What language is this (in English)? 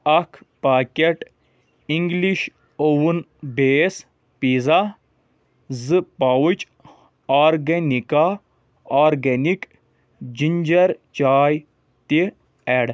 Kashmiri